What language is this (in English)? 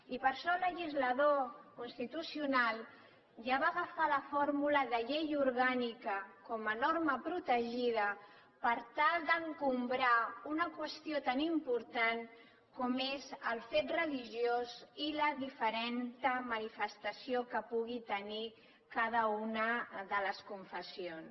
Catalan